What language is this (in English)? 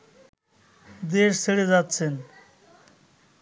Bangla